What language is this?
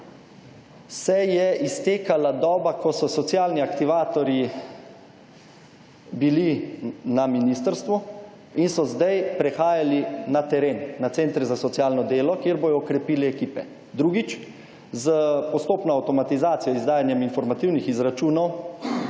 Slovenian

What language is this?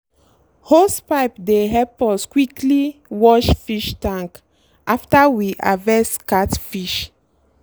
Nigerian Pidgin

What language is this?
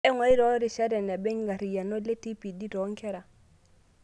Masai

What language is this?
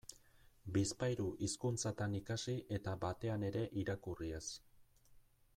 Basque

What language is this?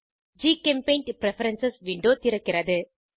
Tamil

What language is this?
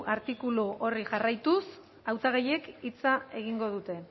Basque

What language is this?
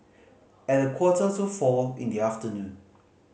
English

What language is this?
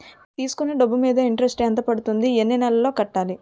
Telugu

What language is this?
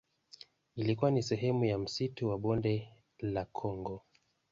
Swahili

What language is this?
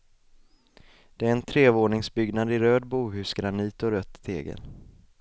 Swedish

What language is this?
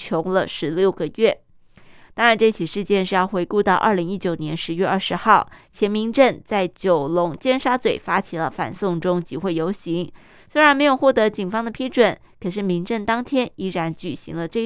Chinese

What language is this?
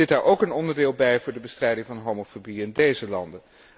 Dutch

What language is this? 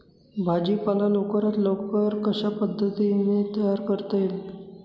Marathi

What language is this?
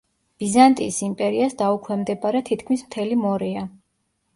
Georgian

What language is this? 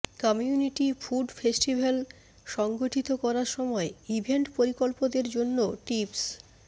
Bangla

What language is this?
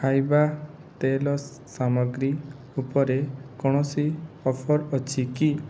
Odia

